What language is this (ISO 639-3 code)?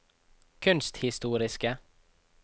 nor